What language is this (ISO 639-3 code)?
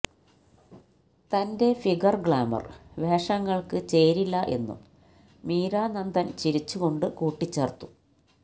mal